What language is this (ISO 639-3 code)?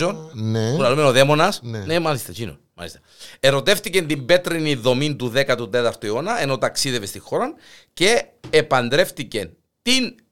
ell